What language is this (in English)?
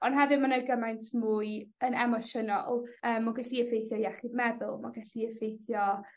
Welsh